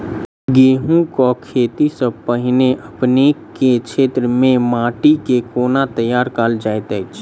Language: Maithili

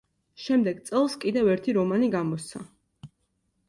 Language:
Georgian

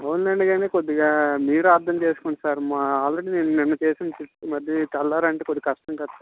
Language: Telugu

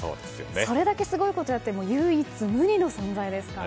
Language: Japanese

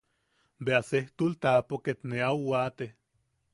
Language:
Yaqui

